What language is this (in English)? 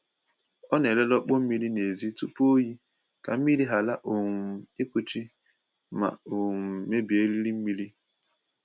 Igbo